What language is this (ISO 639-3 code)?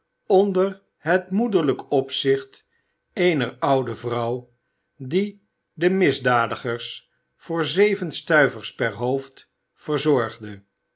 nld